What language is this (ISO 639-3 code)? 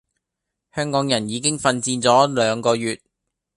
yue